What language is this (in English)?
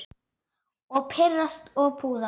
Icelandic